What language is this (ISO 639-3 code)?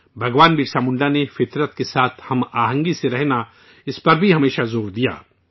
urd